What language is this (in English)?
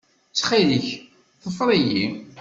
Kabyle